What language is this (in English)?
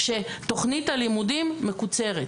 Hebrew